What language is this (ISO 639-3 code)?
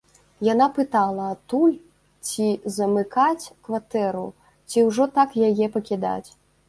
bel